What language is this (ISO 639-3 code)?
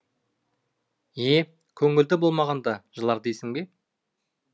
kaz